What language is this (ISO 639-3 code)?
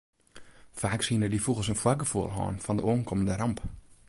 fry